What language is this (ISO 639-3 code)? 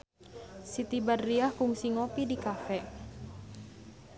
sun